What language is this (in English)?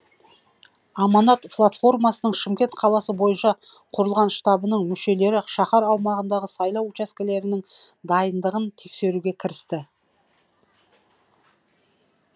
Kazakh